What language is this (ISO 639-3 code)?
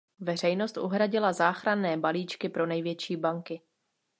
ces